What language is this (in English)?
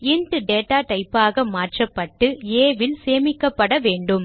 Tamil